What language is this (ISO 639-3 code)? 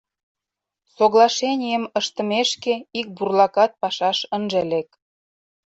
chm